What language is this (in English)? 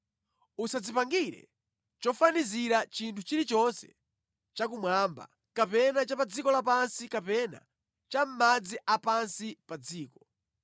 Nyanja